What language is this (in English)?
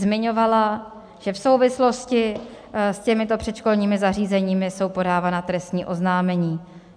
Czech